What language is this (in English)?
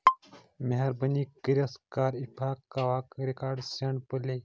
Kashmiri